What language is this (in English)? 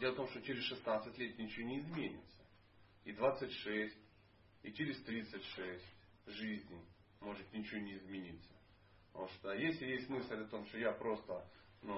Russian